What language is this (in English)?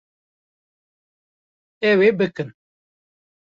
Kurdish